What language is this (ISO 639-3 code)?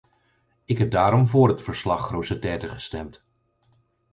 nld